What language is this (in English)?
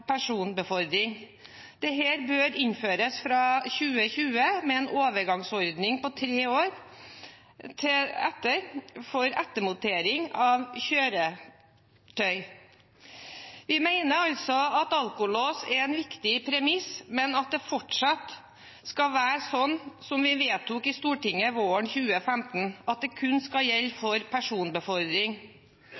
Norwegian Bokmål